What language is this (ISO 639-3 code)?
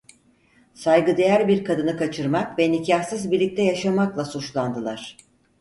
tur